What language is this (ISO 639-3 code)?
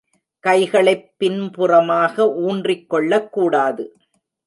tam